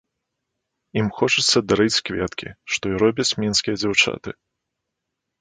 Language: Belarusian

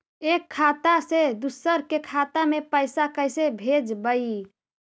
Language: Magahi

